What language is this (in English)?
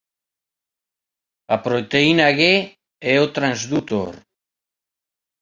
Galician